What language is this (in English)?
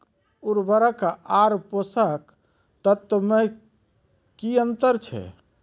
Maithili